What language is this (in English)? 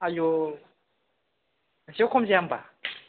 Bodo